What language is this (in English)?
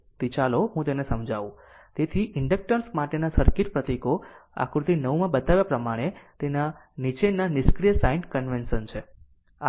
Gujarati